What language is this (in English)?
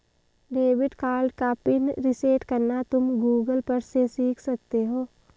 Hindi